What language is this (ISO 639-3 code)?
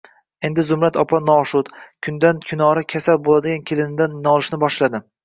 uzb